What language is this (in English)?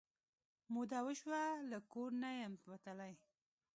Pashto